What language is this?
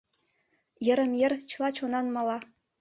Mari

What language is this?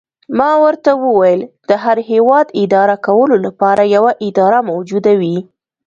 Pashto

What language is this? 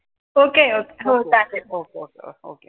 Marathi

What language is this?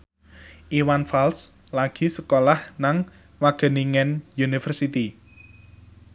Javanese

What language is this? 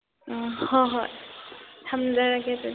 Manipuri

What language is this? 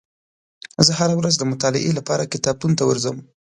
Pashto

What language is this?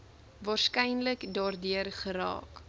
Afrikaans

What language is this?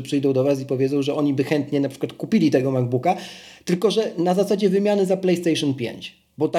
Polish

